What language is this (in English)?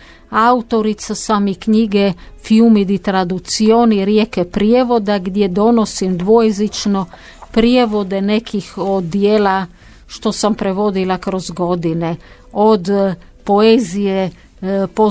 Croatian